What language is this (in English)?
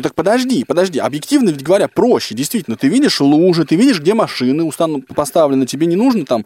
Russian